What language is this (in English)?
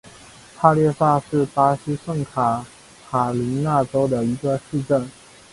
Chinese